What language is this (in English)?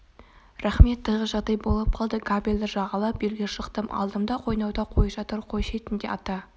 Kazakh